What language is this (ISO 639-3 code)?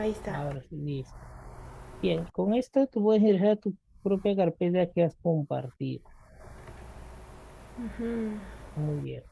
spa